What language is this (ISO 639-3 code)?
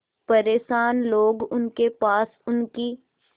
hin